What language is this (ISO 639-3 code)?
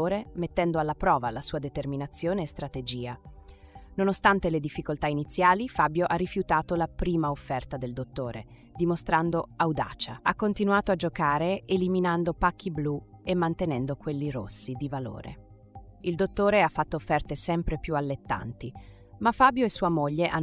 ita